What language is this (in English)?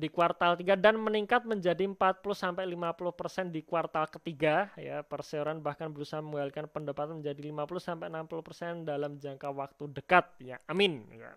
Indonesian